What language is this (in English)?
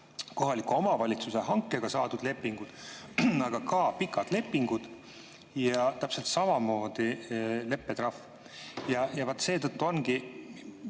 Estonian